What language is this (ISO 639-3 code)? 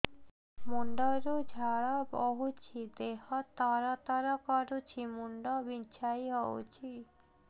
ori